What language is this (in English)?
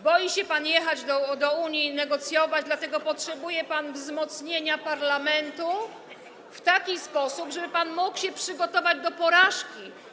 Polish